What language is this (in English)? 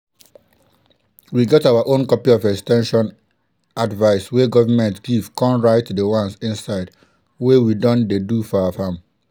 Nigerian Pidgin